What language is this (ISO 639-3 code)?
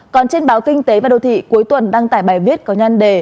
vie